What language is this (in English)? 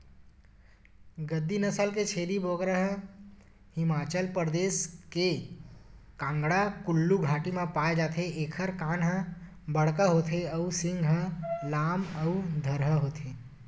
Chhattisgarhi